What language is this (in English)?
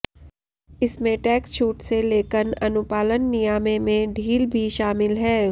Hindi